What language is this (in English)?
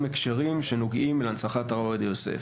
Hebrew